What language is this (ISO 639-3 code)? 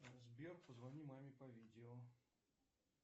rus